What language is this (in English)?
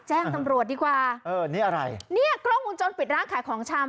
Thai